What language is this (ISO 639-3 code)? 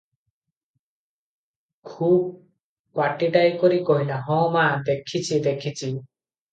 ori